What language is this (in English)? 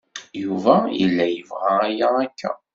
Kabyle